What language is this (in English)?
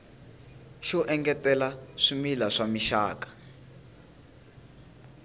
Tsonga